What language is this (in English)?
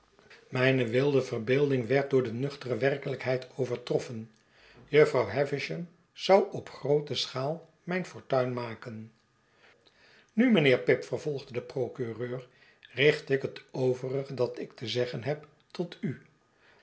Dutch